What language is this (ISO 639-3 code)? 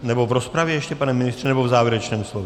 ces